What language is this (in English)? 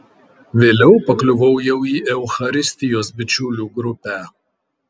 Lithuanian